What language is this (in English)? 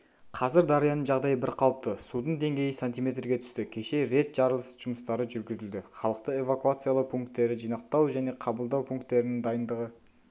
Kazakh